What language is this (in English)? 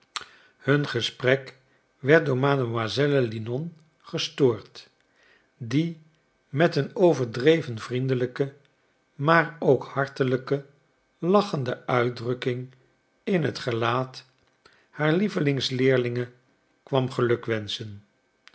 Dutch